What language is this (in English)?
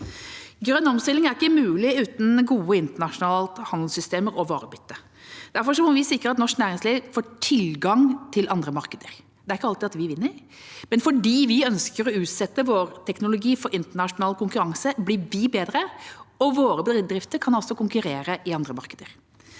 Norwegian